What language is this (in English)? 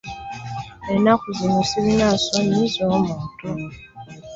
Ganda